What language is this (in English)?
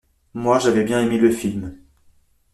French